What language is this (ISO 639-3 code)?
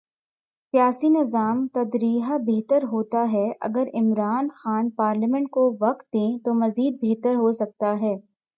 urd